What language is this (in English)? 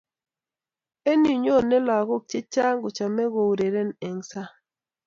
Kalenjin